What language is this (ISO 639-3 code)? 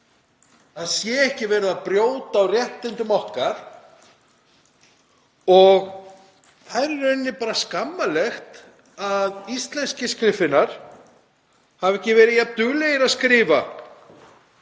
isl